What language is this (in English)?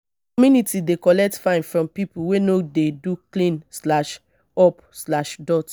Nigerian Pidgin